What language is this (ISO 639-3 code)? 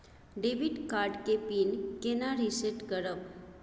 mai